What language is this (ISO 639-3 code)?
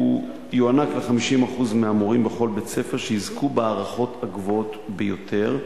heb